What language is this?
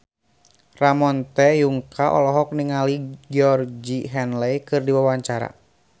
Sundanese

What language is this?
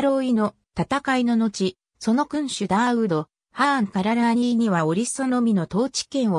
Japanese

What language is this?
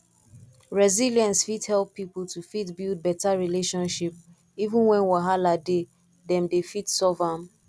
Nigerian Pidgin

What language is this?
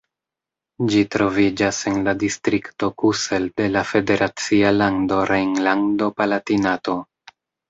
Esperanto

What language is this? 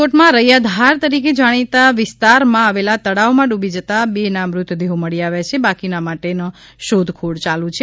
Gujarati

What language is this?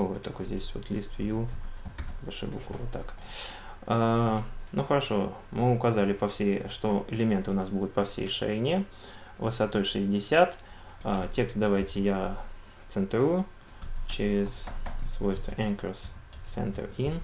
Russian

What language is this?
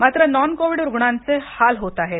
Marathi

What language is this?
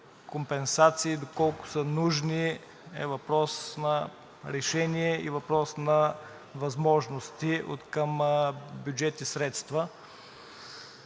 Bulgarian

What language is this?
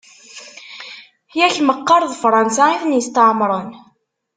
Kabyle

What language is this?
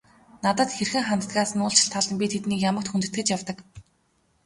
Mongolian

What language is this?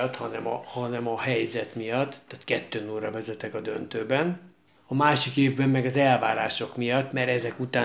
Hungarian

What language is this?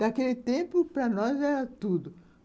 Portuguese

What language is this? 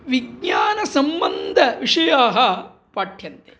Sanskrit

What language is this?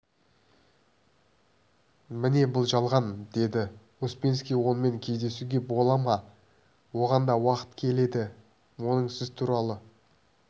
Kazakh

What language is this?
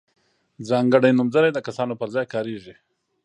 Pashto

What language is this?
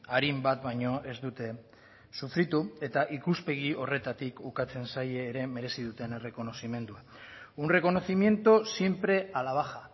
Basque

